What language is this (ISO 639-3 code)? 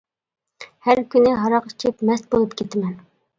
uig